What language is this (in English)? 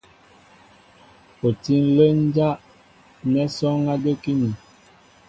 Mbo (Cameroon)